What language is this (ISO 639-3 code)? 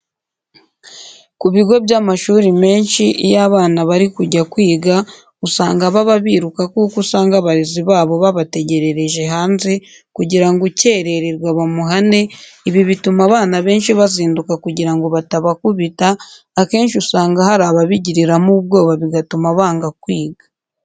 kin